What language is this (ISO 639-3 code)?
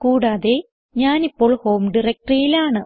mal